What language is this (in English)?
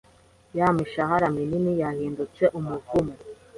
Kinyarwanda